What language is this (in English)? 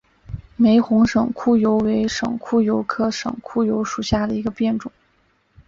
Chinese